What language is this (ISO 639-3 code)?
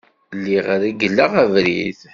kab